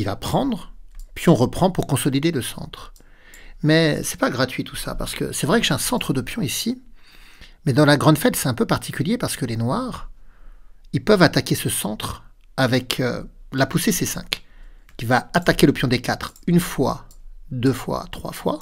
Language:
French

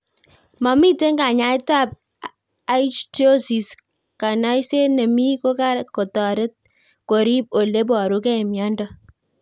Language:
Kalenjin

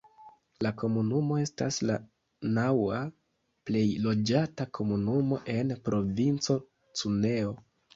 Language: Esperanto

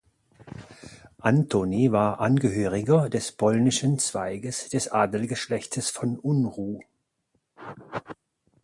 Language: German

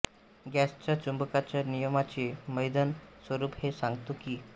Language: Marathi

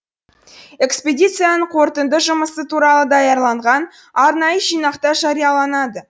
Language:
Kazakh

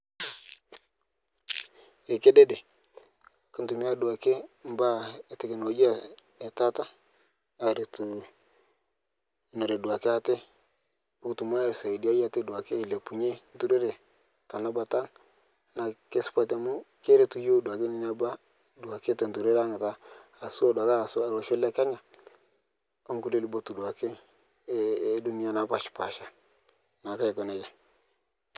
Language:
Masai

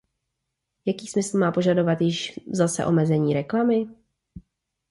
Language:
Czech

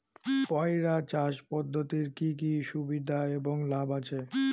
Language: Bangla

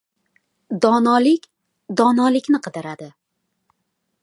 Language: Uzbek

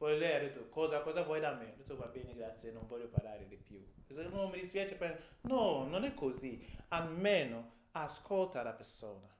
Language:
Italian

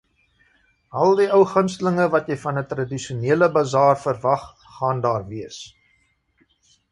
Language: Afrikaans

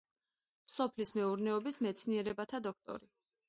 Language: Georgian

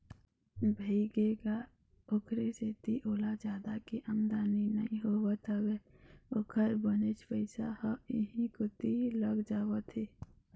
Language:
Chhattisgarhi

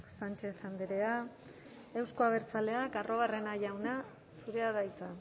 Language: Basque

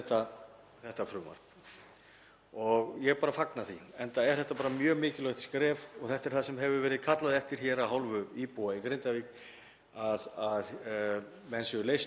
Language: Icelandic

